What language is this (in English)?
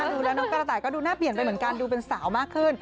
Thai